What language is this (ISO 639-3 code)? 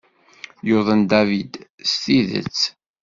kab